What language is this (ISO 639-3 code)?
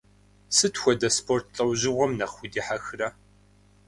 kbd